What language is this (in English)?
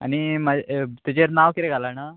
Konkani